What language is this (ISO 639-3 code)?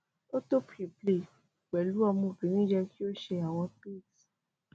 yor